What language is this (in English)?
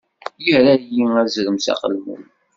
Kabyle